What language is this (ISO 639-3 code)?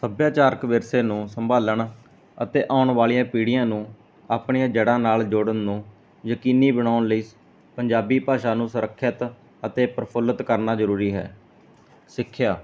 pan